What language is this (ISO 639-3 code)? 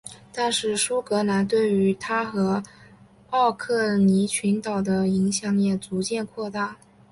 zho